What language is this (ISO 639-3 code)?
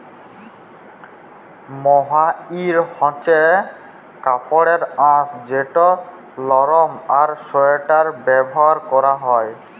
ben